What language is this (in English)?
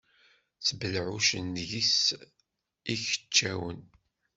Kabyle